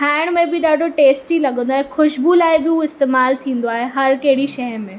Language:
Sindhi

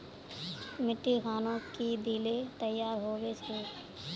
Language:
Magahi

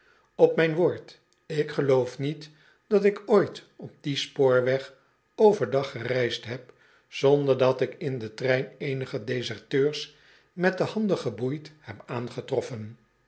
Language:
Dutch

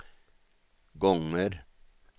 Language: Swedish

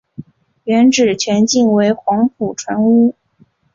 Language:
Chinese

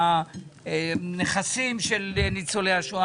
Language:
Hebrew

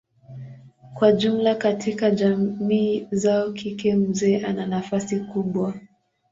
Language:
Swahili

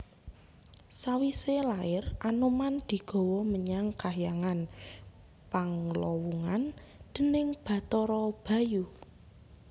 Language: Javanese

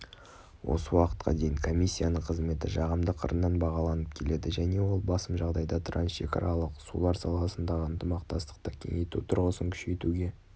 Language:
Kazakh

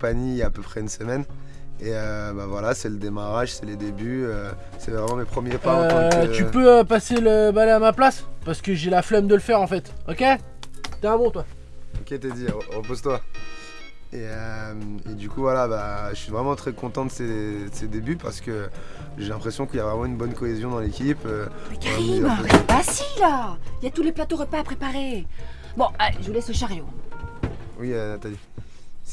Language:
French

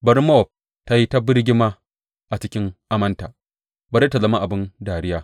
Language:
Hausa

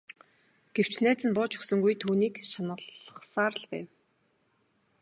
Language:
Mongolian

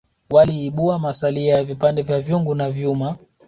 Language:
Swahili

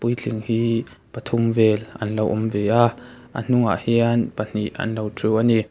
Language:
Mizo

